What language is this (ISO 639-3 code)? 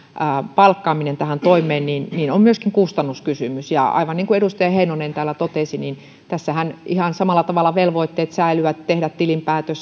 fin